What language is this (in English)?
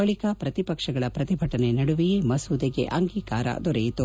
Kannada